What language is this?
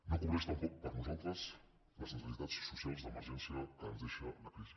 Catalan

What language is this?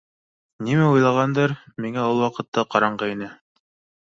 Bashkir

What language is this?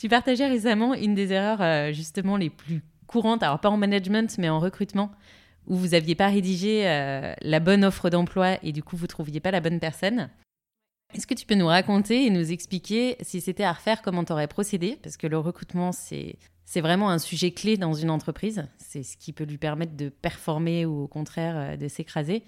French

